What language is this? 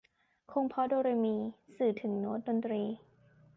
Thai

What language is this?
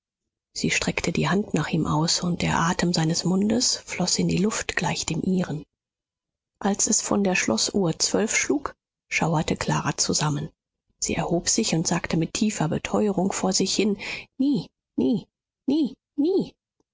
German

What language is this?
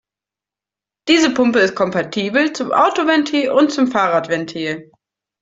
German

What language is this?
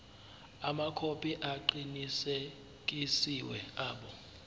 Zulu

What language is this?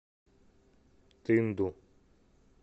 Russian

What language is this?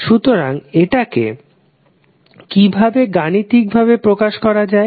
Bangla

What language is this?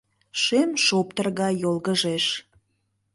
Mari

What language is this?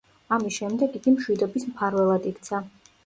Georgian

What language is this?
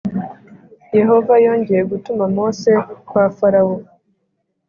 Kinyarwanda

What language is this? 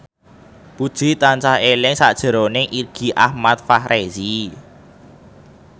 Javanese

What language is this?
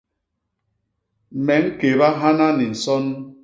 Basaa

